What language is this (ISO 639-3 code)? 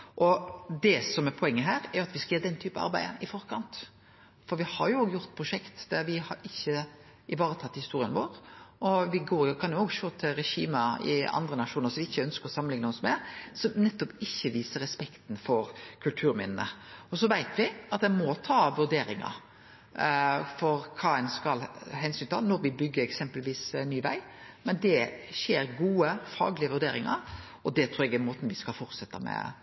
nno